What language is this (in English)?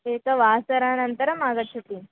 Sanskrit